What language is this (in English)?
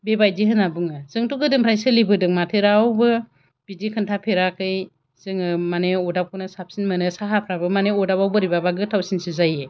Bodo